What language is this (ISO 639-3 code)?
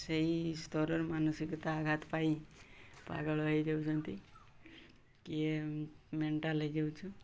ori